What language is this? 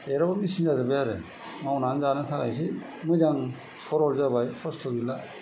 Bodo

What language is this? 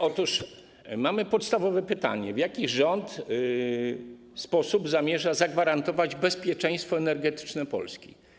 Polish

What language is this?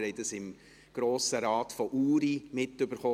Swiss German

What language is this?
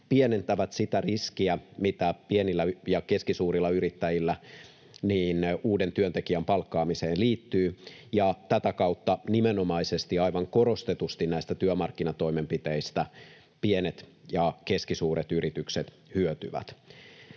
Finnish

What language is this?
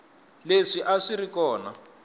Tsonga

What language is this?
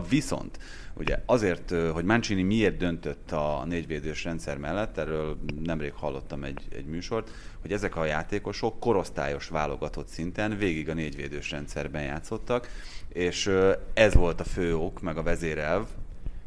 Hungarian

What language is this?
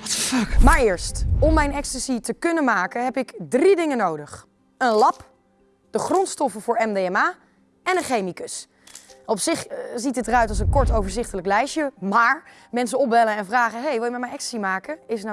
Dutch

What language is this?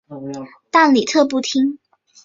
Chinese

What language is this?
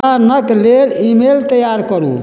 Maithili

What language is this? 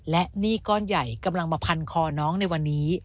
Thai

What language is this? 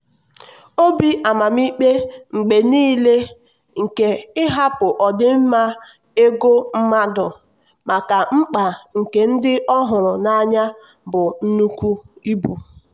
Igbo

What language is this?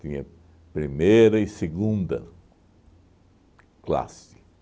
Portuguese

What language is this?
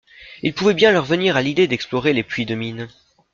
French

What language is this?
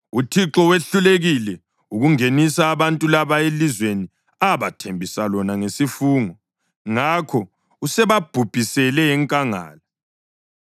North Ndebele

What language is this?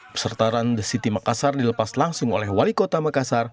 Indonesian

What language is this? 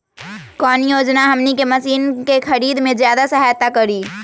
Magahi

